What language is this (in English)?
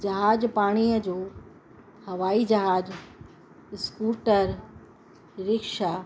Sindhi